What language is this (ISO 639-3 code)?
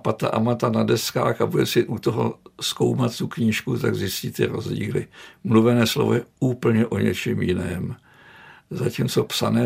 ces